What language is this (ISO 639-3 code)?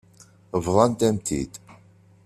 kab